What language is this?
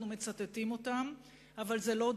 Hebrew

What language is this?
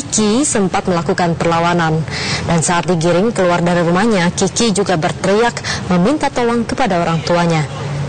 Indonesian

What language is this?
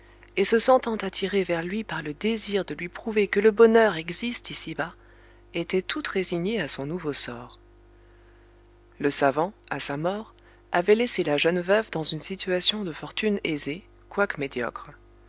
French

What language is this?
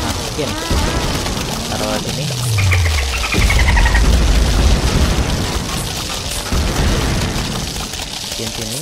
Indonesian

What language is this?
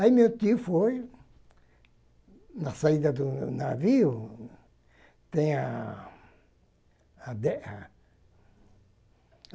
Portuguese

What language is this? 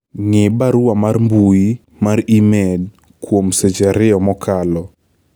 Luo (Kenya and Tanzania)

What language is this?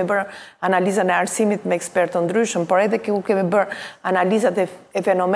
Romanian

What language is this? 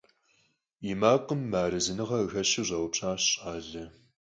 Kabardian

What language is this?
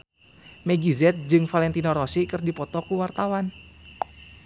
Sundanese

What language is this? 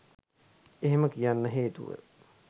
Sinhala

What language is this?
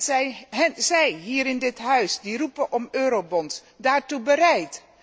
Dutch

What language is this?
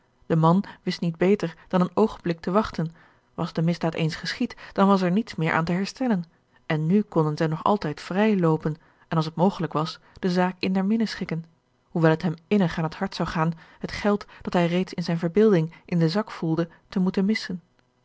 Dutch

